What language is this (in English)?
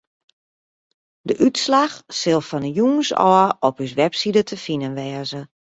Western Frisian